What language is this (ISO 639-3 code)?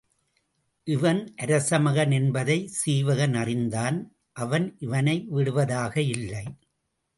tam